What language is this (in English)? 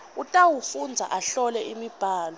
Swati